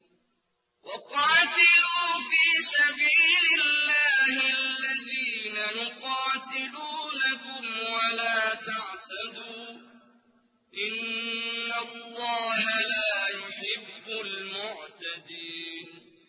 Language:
Arabic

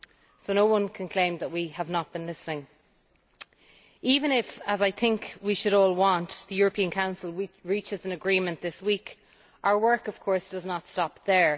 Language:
English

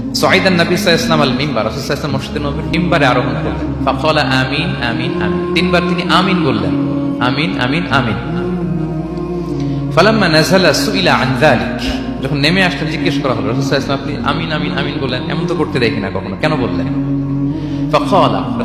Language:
Arabic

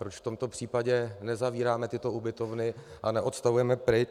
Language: Czech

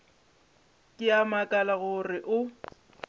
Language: Northern Sotho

